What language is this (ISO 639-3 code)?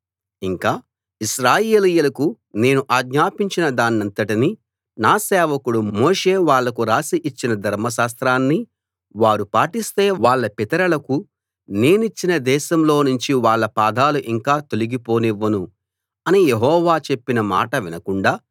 tel